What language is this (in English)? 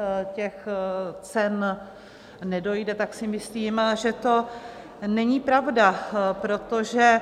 Czech